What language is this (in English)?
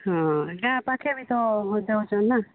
Odia